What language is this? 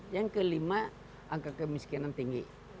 Indonesian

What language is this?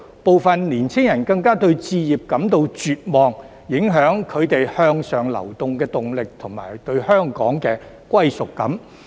Cantonese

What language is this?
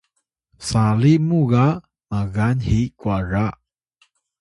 Atayal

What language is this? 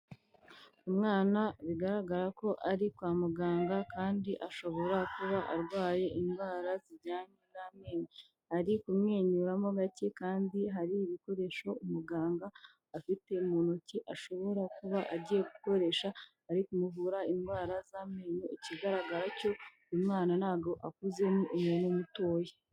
Kinyarwanda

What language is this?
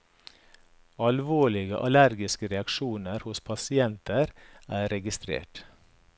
Norwegian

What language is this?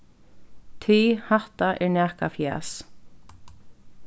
Faroese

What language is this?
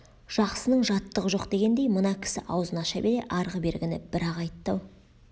Kazakh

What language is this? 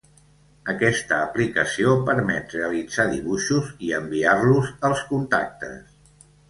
Catalan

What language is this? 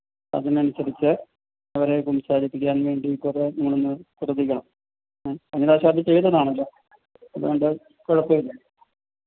Malayalam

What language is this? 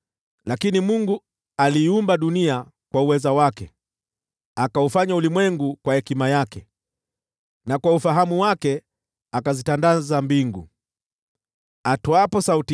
Swahili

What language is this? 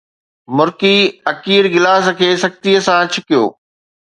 Sindhi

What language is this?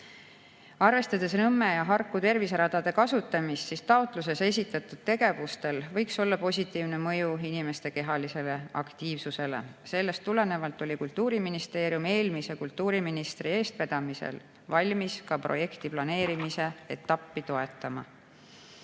Estonian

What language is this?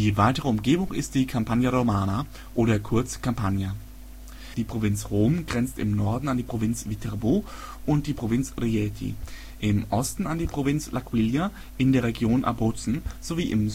German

